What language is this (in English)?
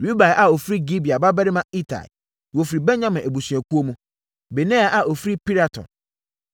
Akan